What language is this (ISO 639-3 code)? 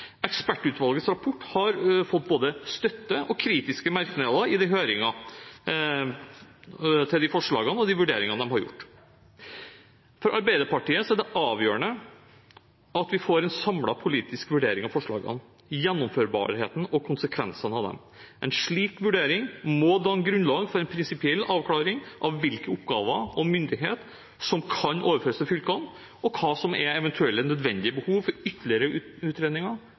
nob